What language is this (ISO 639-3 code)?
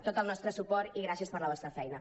cat